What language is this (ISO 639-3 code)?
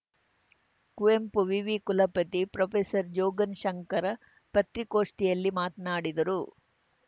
kan